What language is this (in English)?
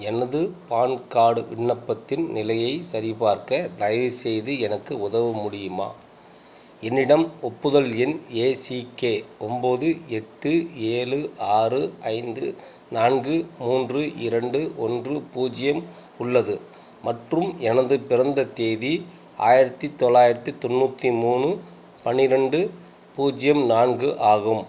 Tamil